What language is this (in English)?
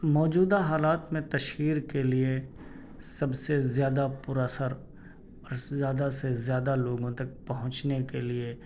Urdu